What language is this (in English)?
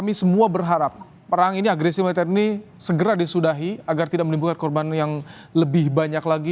Indonesian